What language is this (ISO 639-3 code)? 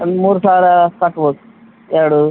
kan